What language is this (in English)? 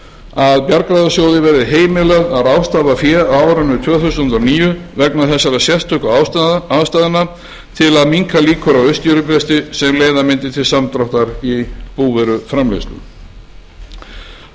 Icelandic